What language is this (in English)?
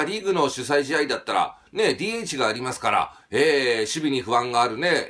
Japanese